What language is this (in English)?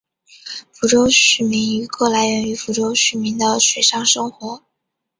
Chinese